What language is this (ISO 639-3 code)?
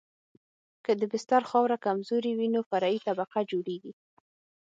pus